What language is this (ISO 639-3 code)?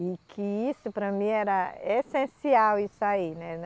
por